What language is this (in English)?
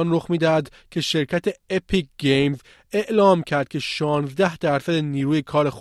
Persian